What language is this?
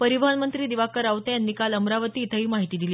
Marathi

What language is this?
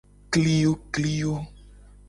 Gen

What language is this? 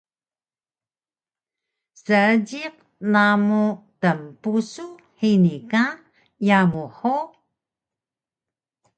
Taroko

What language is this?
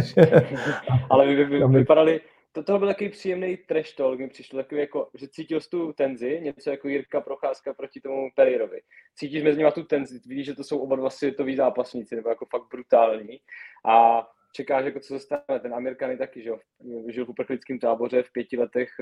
Czech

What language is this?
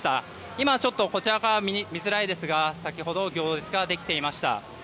Japanese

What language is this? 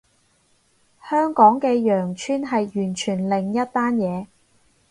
Cantonese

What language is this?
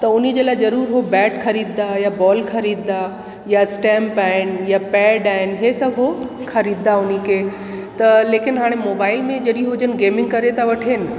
Sindhi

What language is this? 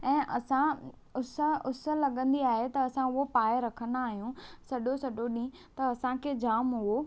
Sindhi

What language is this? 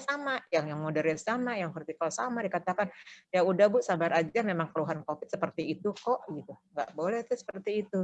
Indonesian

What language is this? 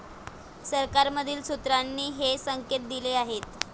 Marathi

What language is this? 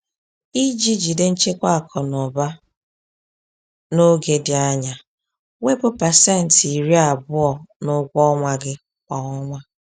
Igbo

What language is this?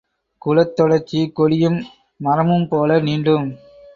Tamil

